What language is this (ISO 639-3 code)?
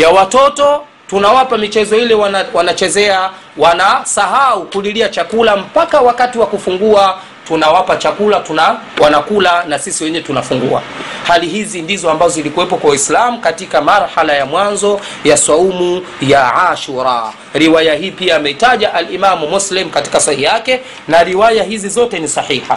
swa